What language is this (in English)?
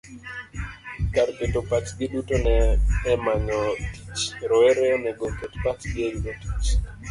Luo (Kenya and Tanzania)